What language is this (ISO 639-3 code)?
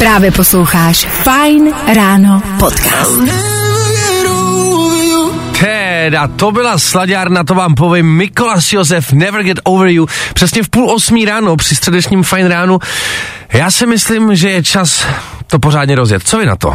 ces